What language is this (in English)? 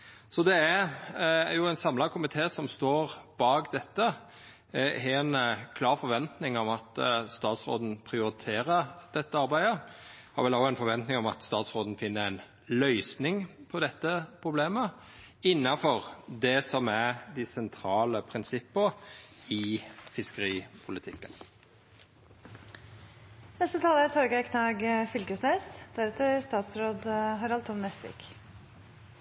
Norwegian Nynorsk